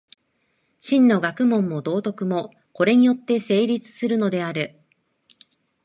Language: Japanese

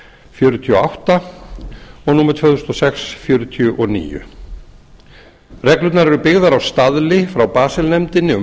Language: Icelandic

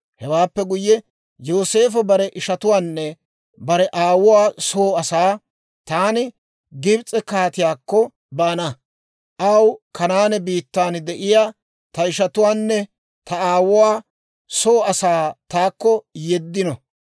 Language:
Dawro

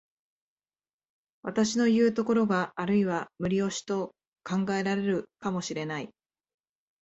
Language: Japanese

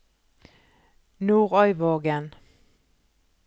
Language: Norwegian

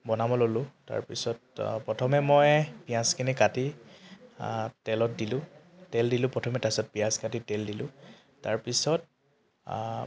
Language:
Assamese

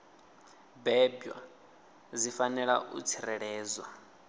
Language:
Venda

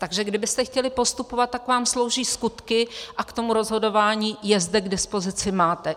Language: Czech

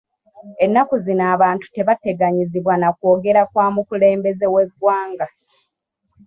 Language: Ganda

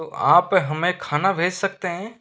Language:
Hindi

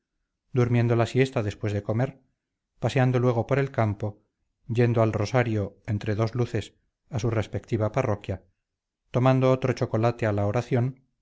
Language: Spanish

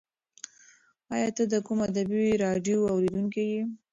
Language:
Pashto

